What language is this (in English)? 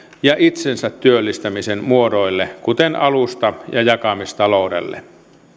Finnish